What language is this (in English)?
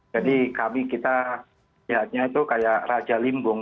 Indonesian